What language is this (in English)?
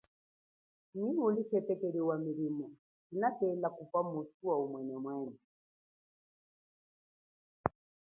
Chokwe